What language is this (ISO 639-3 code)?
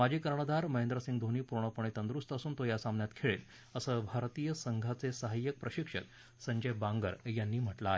mar